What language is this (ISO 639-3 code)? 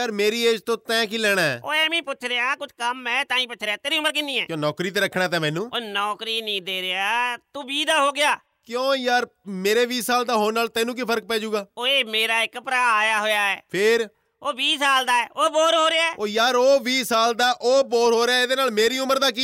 pan